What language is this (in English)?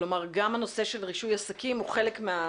Hebrew